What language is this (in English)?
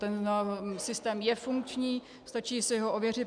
Czech